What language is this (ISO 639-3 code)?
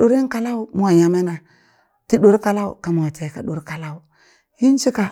bys